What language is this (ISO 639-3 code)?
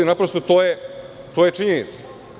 srp